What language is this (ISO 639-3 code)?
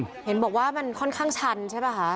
tha